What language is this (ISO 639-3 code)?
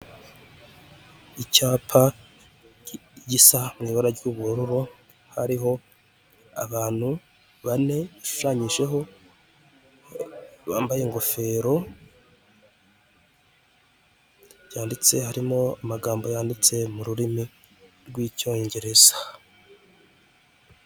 kin